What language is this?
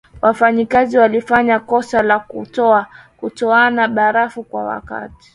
Swahili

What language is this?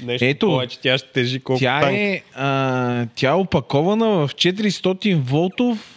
Bulgarian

